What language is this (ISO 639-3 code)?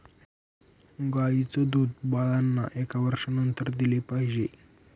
mar